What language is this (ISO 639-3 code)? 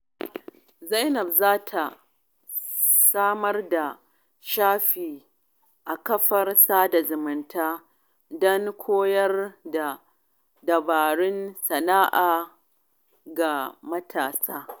hau